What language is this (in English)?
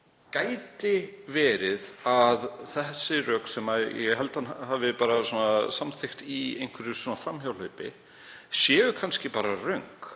Icelandic